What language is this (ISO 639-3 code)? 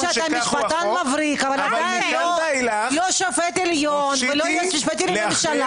heb